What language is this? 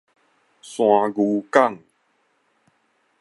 Min Nan Chinese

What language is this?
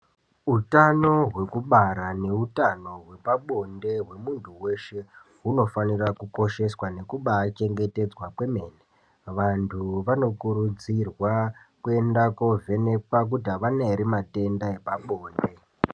Ndau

